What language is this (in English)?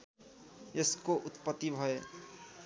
Nepali